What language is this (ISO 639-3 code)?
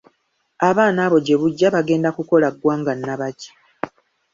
lug